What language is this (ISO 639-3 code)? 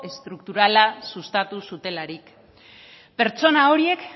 eus